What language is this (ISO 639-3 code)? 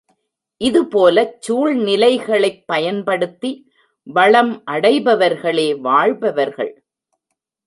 tam